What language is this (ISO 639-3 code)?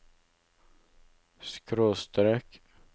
nor